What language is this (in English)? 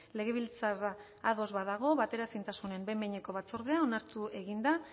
Basque